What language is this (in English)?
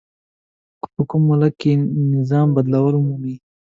Pashto